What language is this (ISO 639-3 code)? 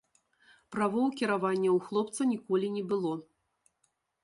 bel